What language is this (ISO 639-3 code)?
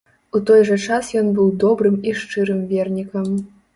bel